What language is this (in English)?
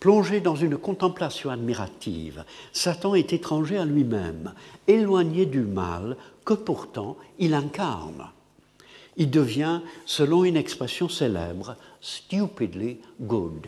French